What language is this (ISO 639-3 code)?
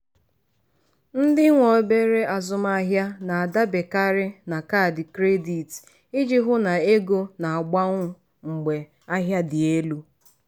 ibo